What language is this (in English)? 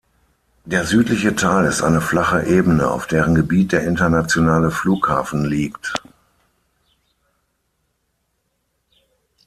German